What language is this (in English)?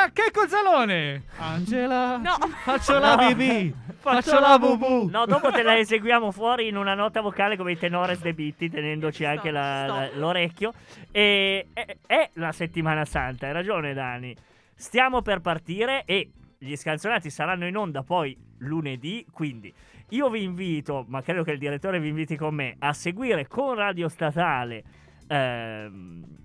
Italian